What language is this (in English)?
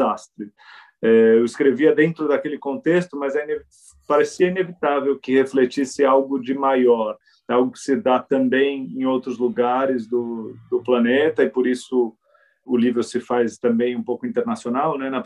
Portuguese